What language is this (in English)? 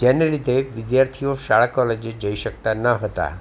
Gujarati